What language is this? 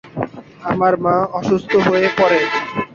Bangla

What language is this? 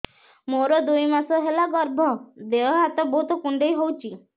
Odia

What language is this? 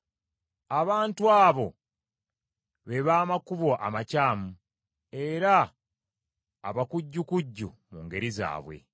Ganda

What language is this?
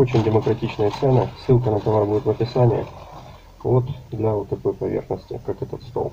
Russian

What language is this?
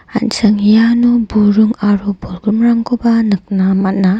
Garo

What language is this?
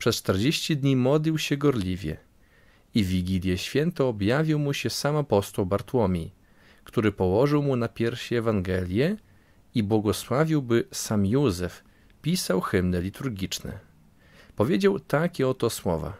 Polish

